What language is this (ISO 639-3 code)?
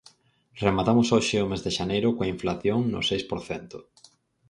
glg